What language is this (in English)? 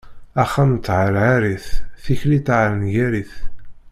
Kabyle